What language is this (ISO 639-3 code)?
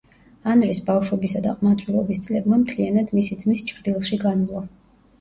kat